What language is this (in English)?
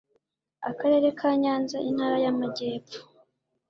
Kinyarwanda